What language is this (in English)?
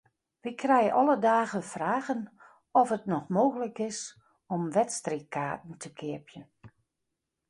Western Frisian